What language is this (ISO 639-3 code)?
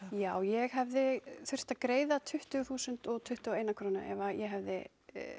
isl